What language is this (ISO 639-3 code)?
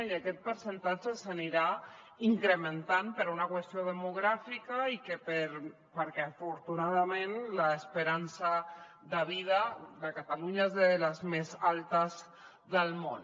cat